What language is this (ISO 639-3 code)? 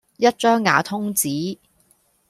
yue